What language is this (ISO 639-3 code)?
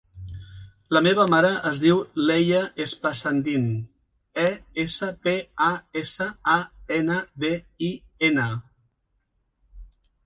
cat